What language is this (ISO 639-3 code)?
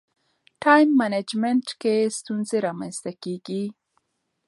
pus